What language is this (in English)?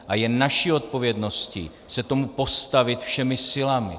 Czech